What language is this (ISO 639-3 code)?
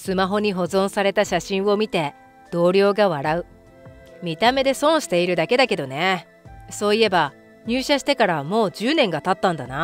jpn